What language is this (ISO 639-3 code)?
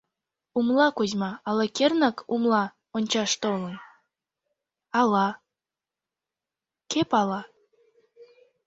chm